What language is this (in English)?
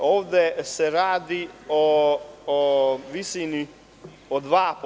Serbian